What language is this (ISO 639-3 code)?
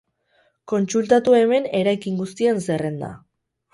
eus